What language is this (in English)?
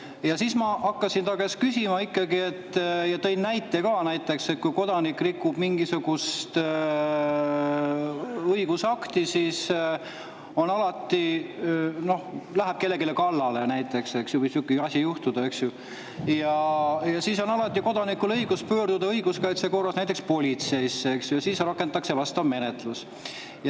Estonian